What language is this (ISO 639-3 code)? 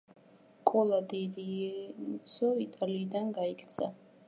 kat